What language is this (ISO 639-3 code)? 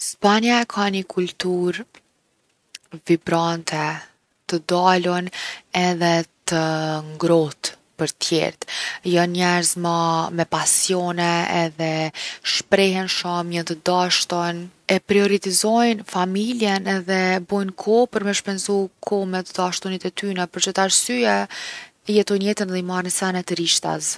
aln